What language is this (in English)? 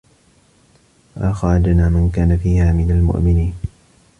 Arabic